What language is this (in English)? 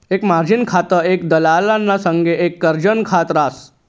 Marathi